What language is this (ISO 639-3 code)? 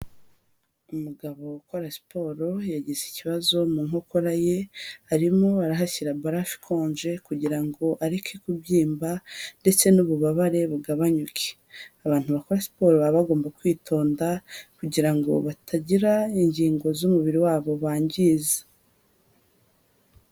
kin